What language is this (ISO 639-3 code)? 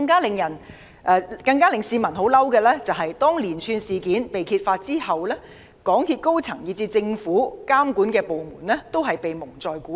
yue